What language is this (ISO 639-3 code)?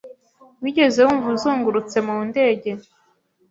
kin